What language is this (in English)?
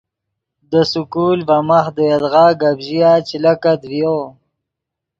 Yidgha